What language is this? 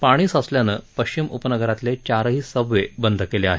Marathi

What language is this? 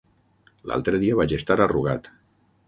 Catalan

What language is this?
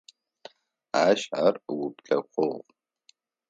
Adyghe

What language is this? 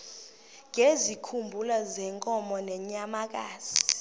Xhosa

